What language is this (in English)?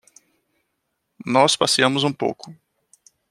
Portuguese